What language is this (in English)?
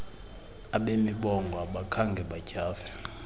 Xhosa